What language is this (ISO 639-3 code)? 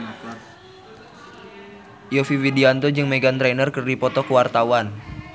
sun